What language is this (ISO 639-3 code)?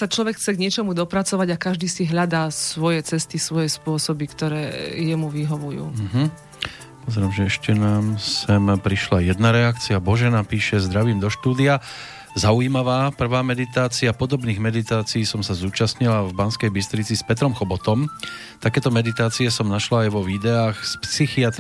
slk